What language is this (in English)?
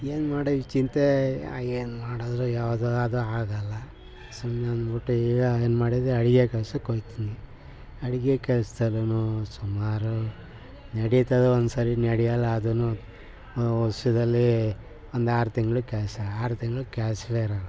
Kannada